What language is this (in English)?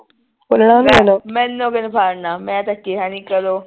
Punjabi